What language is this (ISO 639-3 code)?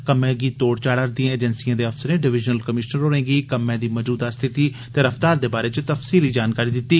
doi